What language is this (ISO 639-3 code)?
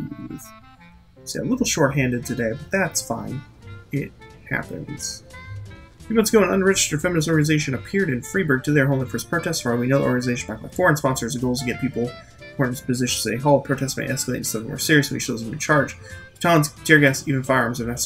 eng